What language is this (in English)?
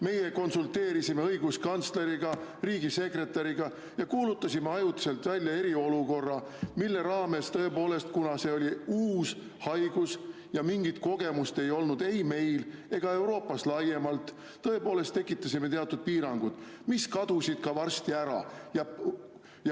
Estonian